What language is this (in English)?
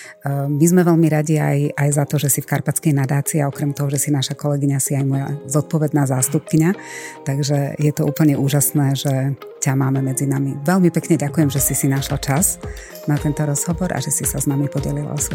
Slovak